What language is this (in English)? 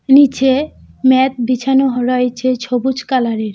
Bangla